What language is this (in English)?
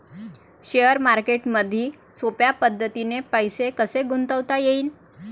Marathi